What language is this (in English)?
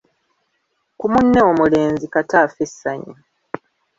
Ganda